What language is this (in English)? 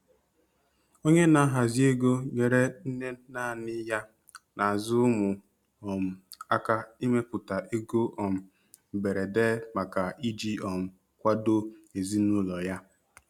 Igbo